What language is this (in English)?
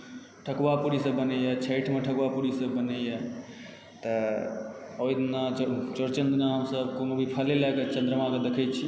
Maithili